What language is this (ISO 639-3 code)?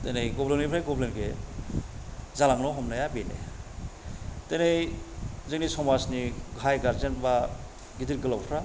brx